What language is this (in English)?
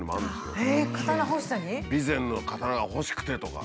Japanese